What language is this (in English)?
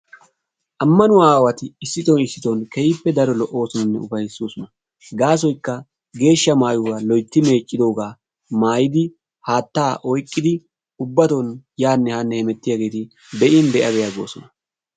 Wolaytta